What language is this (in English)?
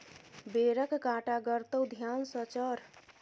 Maithili